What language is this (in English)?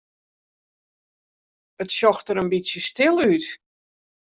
Western Frisian